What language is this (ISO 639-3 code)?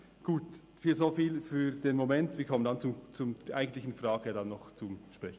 gsw